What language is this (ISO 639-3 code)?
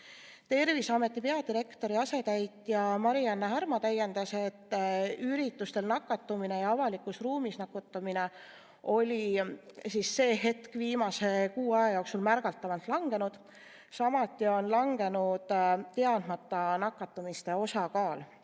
est